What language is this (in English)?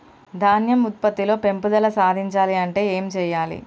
Telugu